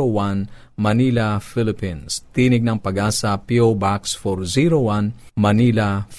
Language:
Filipino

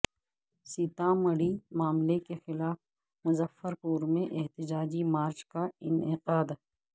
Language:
Urdu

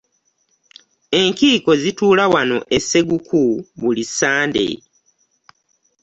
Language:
Ganda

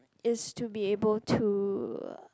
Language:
English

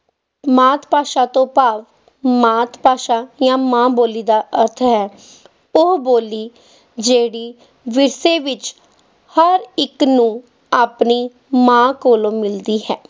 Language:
Punjabi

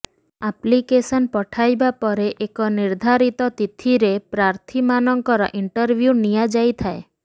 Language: Odia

